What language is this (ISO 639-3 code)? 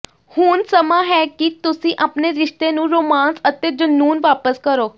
pan